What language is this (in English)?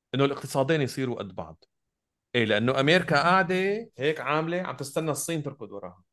Arabic